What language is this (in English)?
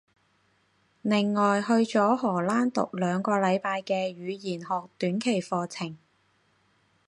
Cantonese